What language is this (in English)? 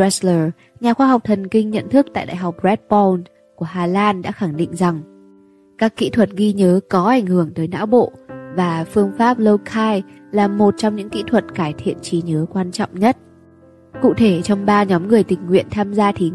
Vietnamese